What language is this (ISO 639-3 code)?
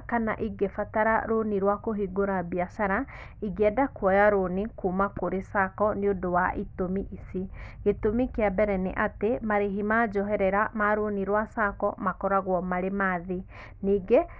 kik